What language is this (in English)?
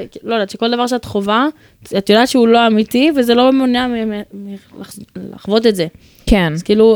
Hebrew